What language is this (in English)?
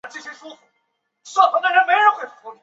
Chinese